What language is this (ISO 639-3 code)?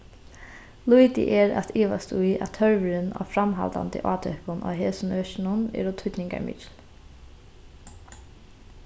fao